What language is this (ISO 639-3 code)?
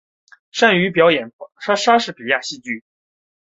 zho